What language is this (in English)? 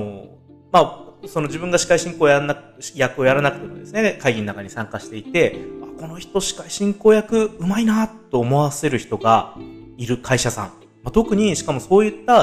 Japanese